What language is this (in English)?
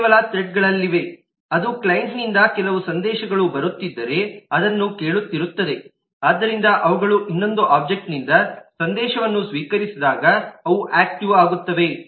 Kannada